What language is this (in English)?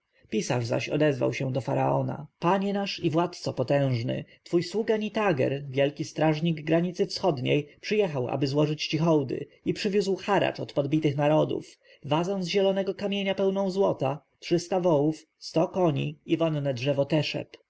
Polish